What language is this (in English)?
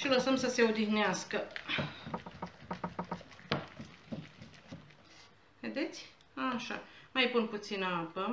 Romanian